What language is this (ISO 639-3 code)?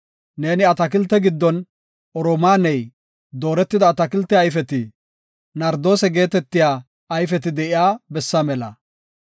gof